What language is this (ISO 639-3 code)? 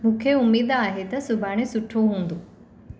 snd